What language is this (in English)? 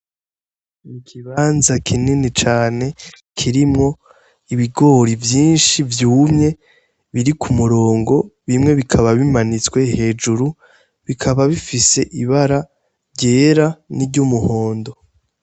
Rundi